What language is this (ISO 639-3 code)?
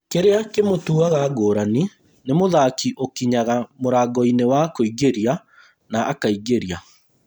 kik